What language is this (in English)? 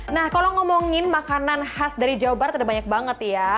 Indonesian